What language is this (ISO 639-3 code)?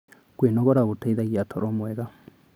kik